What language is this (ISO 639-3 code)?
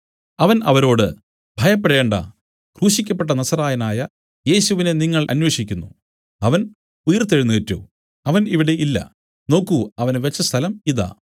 mal